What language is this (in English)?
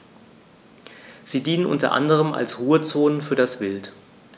German